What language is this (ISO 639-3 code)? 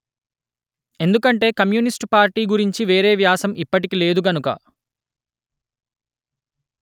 tel